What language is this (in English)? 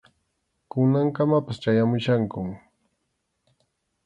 Arequipa-La Unión Quechua